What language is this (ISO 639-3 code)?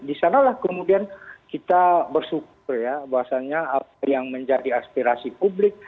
ind